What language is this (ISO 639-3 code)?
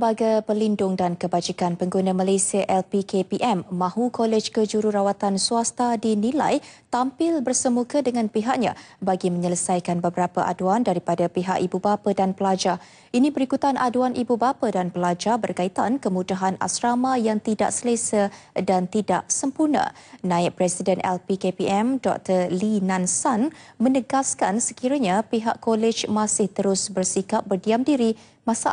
msa